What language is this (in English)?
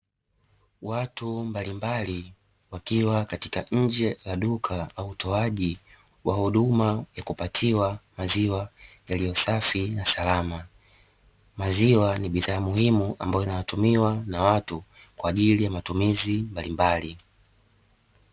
Swahili